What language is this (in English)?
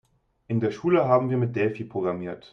German